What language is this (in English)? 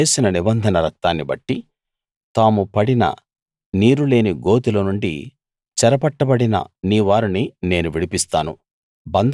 Telugu